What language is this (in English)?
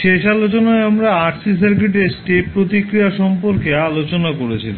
Bangla